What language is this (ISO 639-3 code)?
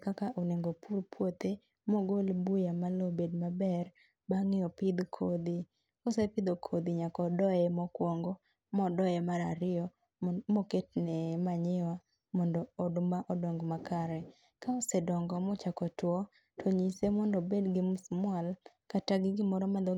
luo